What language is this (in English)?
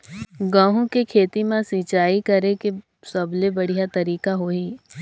Chhattisgarhi